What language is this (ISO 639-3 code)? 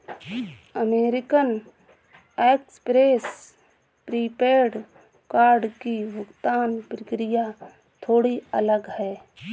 hin